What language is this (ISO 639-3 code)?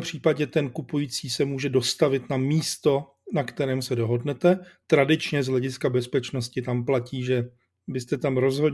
ces